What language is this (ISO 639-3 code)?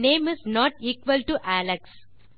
tam